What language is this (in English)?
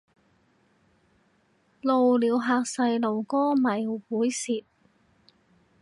Cantonese